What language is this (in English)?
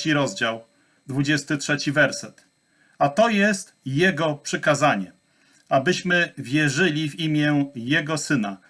Polish